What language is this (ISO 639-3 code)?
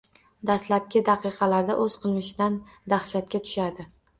uzb